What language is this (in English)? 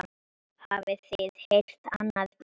Icelandic